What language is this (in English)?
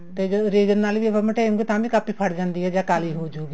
Punjabi